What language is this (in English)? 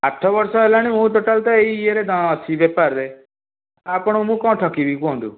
Odia